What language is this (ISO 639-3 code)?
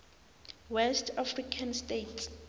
nbl